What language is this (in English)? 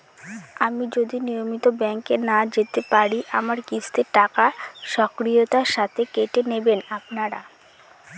Bangla